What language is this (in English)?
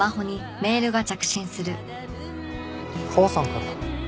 Japanese